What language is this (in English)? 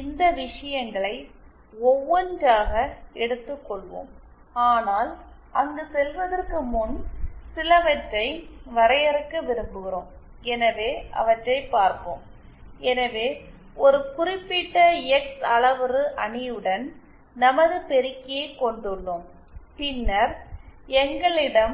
Tamil